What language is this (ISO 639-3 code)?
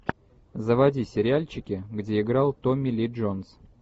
rus